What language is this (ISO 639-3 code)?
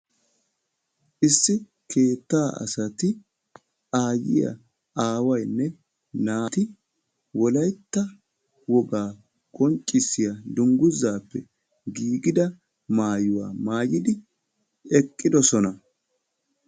wal